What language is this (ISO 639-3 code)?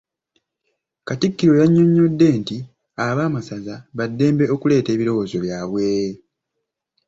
lug